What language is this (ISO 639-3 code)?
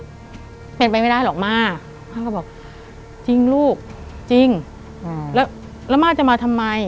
tha